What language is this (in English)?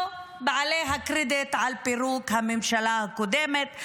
Hebrew